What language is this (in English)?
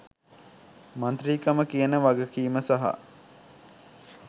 Sinhala